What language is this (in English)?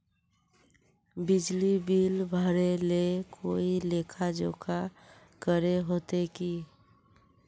Magahi